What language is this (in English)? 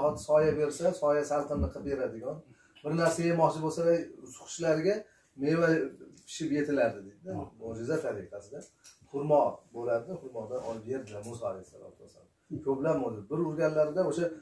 Turkish